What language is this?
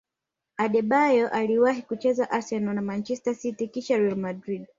Swahili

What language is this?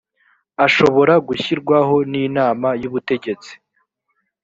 Kinyarwanda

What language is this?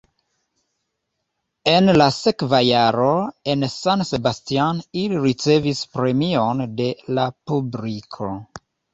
Esperanto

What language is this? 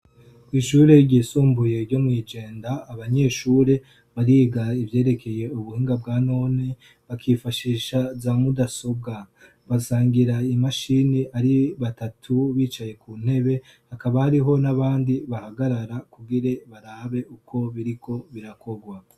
Rundi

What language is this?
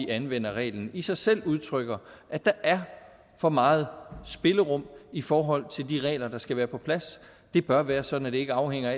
Danish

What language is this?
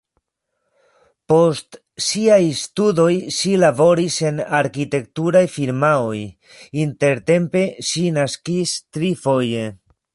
Esperanto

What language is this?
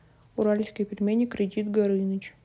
Russian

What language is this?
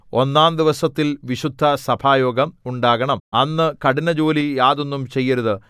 Malayalam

